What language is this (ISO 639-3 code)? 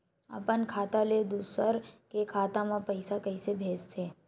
hne